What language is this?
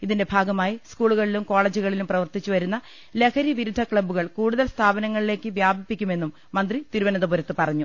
Malayalam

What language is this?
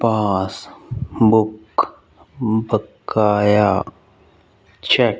Punjabi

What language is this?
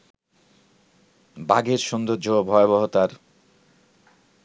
Bangla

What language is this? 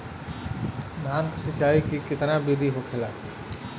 Bhojpuri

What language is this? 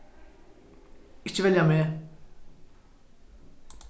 Faroese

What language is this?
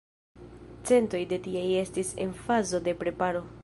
Esperanto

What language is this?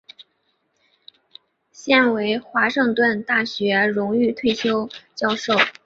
Chinese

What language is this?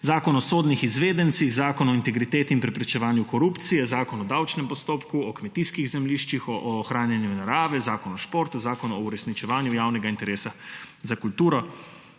Slovenian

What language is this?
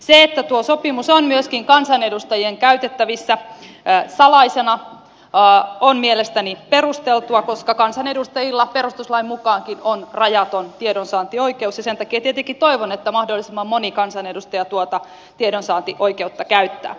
Finnish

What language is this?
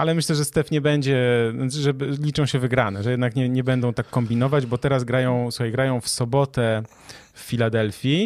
Polish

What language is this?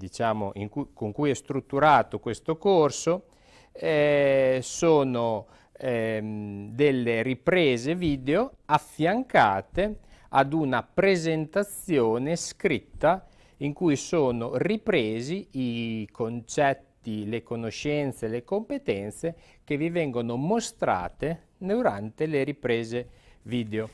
Italian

